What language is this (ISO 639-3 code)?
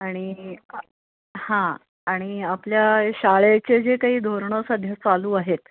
mar